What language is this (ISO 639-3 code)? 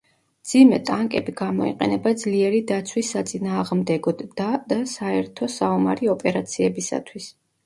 kat